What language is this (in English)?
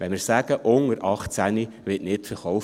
Swiss German